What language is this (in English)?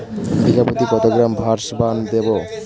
Bangla